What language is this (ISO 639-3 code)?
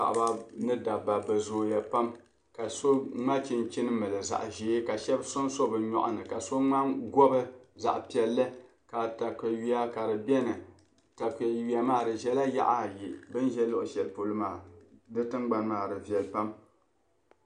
dag